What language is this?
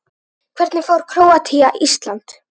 Icelandic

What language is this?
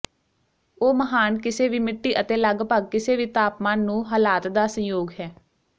Punjabi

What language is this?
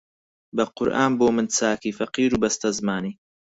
Central Kurdish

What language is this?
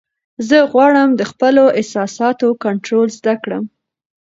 Pashto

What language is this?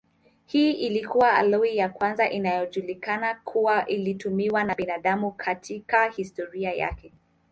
Swahili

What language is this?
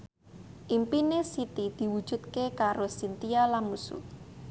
Javanese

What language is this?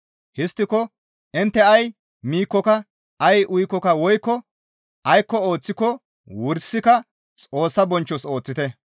Gamo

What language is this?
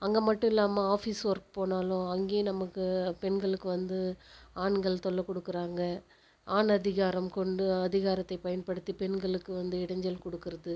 Tamil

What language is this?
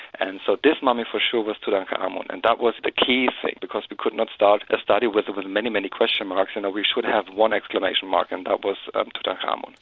English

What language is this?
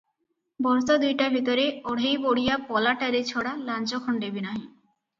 Odia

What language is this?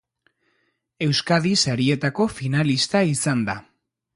Basque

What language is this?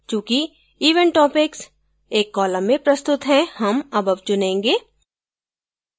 Hindi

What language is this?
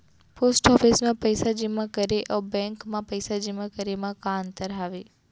Chhattisgarhi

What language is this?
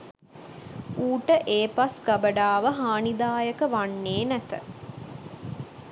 Sinhala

